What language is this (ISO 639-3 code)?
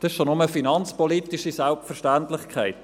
gsw